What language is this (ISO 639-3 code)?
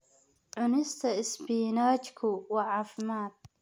som